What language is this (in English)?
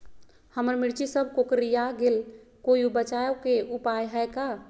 Magahi